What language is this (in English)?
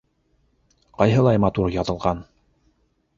Bashkir